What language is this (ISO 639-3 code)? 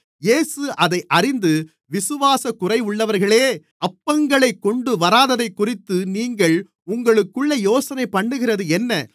tam